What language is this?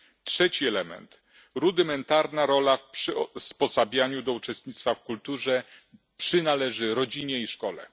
Polish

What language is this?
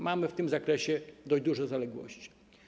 Polish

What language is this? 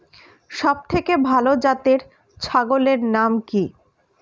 Bangla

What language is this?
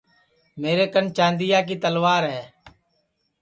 Sansi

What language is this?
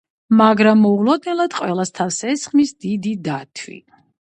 Georgian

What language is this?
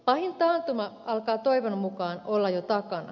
Finnish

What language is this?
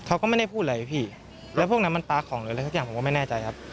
Thai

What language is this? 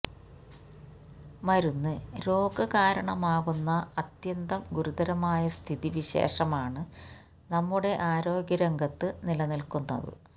Malayalam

